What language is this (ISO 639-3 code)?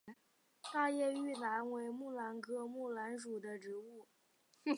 zho